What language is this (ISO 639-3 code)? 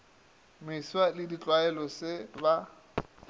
nso